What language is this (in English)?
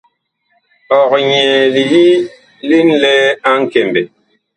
Bakoko